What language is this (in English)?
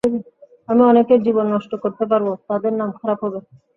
Bangla